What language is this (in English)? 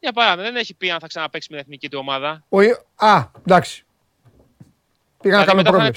Greek